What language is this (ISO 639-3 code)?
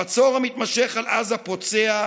heb